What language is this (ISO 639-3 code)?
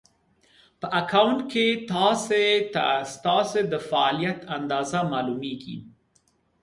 pus